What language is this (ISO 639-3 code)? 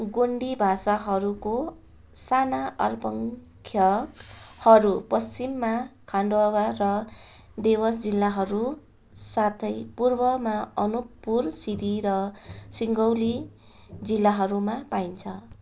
nep